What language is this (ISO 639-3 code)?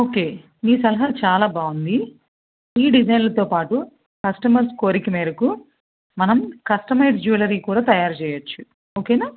tel